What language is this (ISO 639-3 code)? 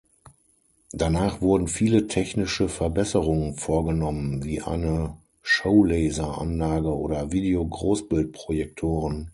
deu